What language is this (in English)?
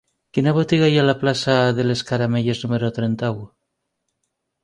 Catalan